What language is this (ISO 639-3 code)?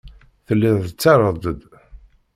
kab